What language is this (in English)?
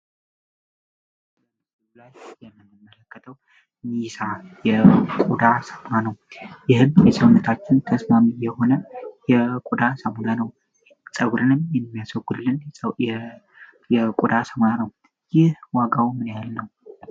Amharic